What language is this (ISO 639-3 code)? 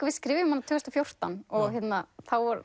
isl